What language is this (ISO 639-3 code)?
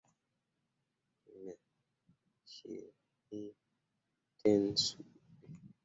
mua